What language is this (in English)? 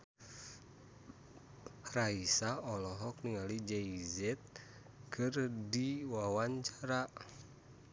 Sundanese